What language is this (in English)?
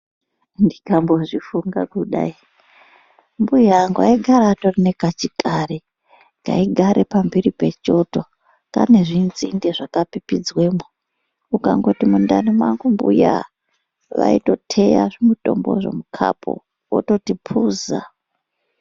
Ndau